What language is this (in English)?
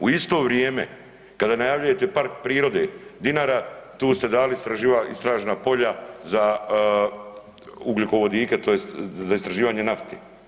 Croatian